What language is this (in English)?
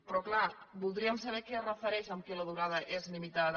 Catalan